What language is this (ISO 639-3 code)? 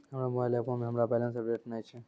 mai